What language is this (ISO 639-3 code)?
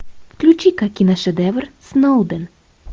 rus